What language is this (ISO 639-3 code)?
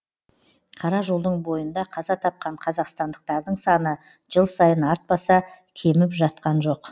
kaz